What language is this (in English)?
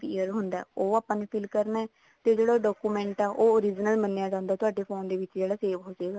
Punjabi